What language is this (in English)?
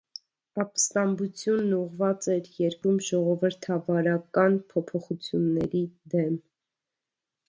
Armenian